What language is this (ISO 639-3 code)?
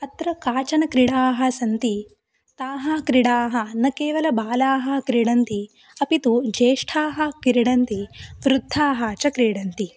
san